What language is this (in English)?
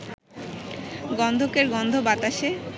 Bangla